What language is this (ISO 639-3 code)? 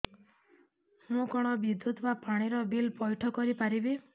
ori